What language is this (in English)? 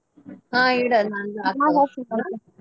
Kannada